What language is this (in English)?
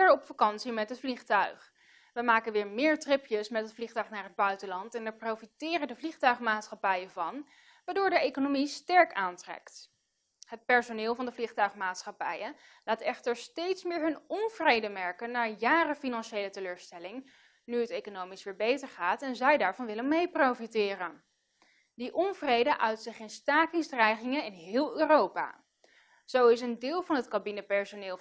Dutch